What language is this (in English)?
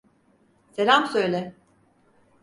Turkish